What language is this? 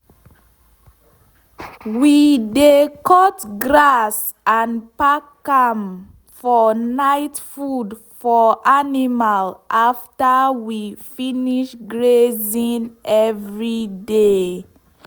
Nigerian Pidgin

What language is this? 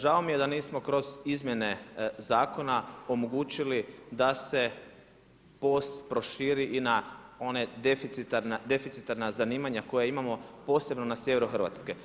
Croatian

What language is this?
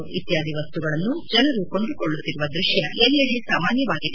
Kannada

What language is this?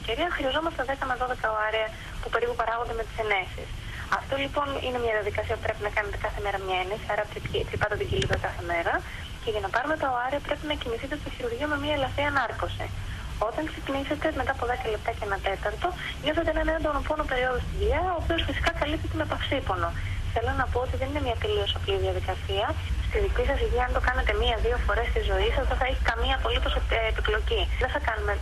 Greek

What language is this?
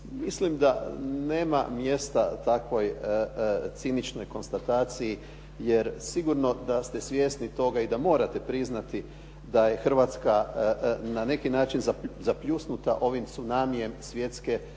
Croatian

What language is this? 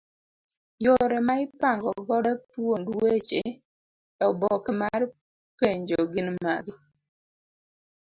Luo (Kenya and Tanzania)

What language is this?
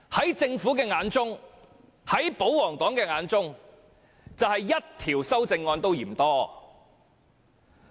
Cantonese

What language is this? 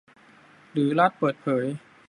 Thai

